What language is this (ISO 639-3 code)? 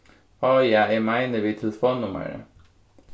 fao